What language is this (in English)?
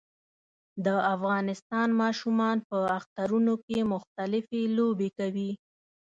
Pashto